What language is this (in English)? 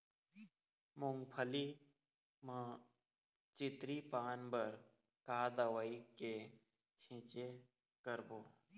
Chhattisgarhi